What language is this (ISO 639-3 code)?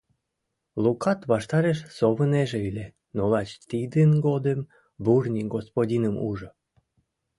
chm